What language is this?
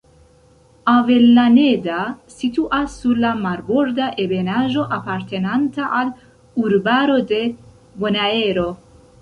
Esperanto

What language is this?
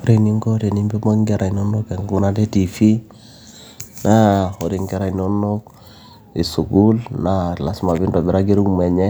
Masai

